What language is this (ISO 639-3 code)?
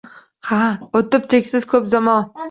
uzb